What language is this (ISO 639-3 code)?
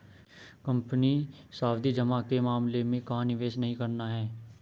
hin